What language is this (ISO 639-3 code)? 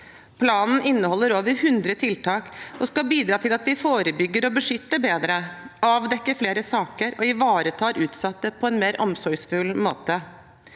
nor